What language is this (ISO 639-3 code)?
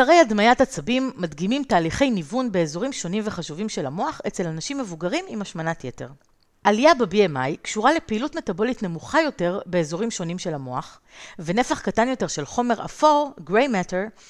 heb